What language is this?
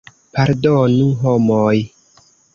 Esperanto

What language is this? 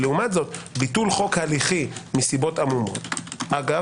Hebrew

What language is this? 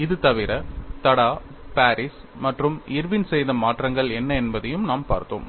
Tamil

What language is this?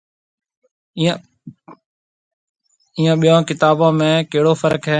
Marwari (Pakistan)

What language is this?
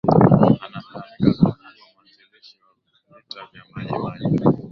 Swahili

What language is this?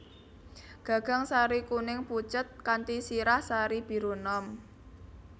Javanese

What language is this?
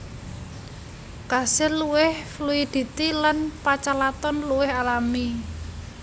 Javanese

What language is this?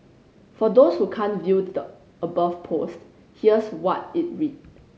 English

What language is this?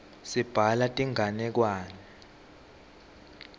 Swati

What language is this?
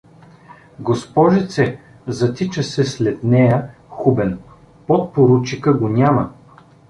Bulgarian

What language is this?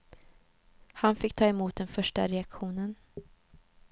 Swedish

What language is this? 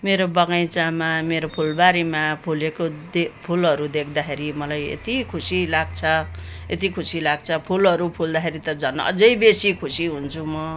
Nepali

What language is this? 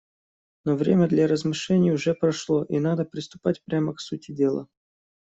Russian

